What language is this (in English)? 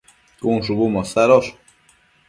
Matsés